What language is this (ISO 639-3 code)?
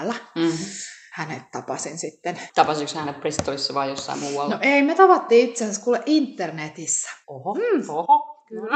fin